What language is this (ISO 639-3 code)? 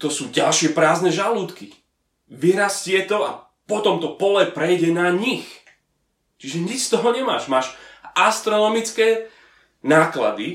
slk